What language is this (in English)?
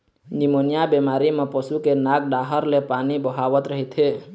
Chhattisgarhi